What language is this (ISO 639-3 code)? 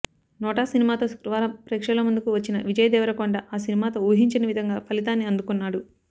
tel